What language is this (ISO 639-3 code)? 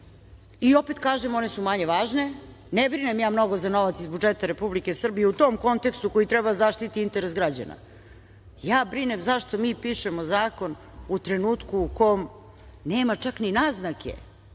srp